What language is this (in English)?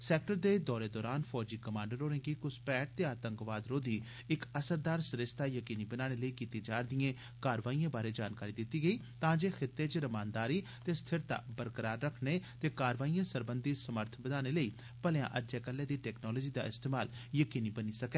Dogri